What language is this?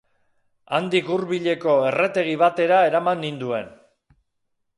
Basque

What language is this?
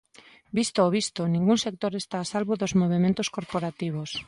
Galician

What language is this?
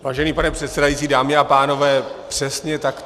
Czech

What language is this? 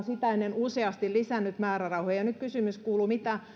Finnish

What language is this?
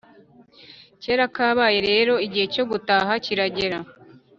Kinyarwanda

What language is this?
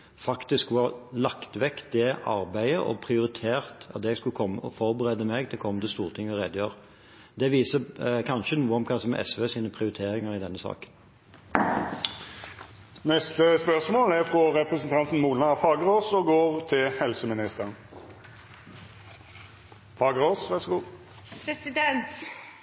Norwegian Bokmål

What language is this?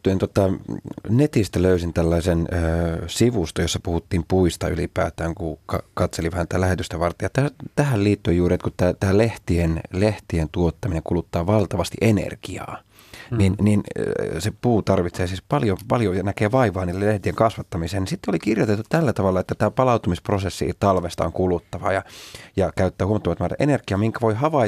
Finnish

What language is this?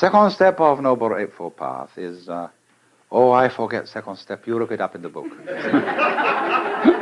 English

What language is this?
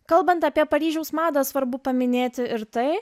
Lithuanian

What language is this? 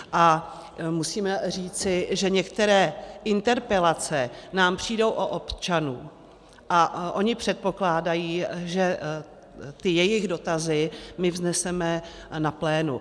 Czech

